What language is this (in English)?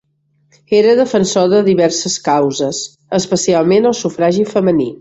Catalan